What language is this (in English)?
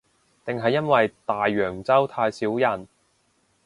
Cantonese